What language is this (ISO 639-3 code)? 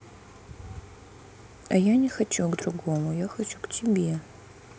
rus